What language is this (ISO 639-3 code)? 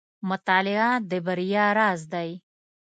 pus